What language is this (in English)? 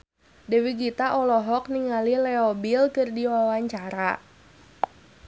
Sundanese